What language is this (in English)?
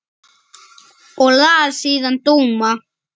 Icelandic